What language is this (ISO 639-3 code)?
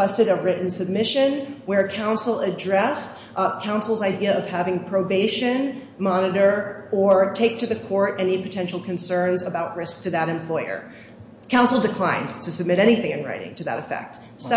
eng